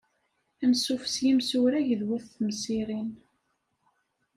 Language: Kabyle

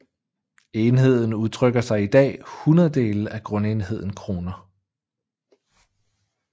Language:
Danish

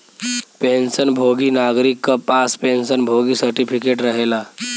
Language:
Bhojpuri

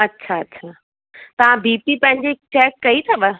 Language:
Sindhi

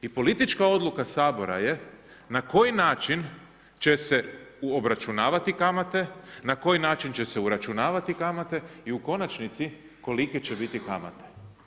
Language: Croatian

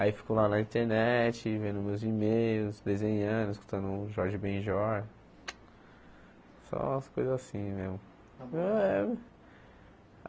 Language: Portuguese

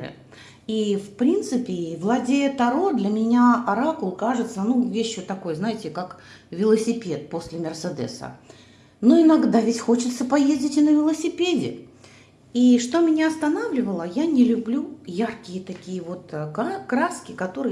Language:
Russian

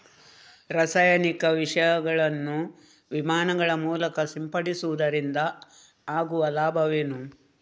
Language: Kannada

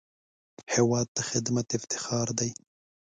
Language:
Pashto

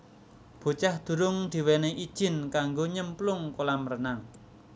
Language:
Javanese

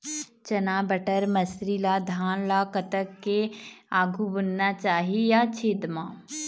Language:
Chhattisgarhi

